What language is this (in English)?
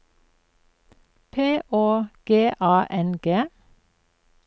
Norwegian